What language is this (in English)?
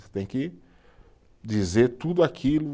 Portuguese